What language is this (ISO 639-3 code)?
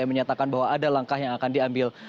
ind